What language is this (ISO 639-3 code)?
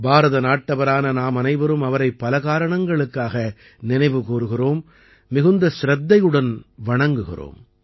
tam